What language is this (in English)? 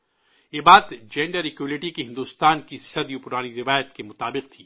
Urdu